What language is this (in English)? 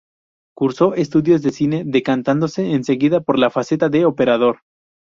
Spanish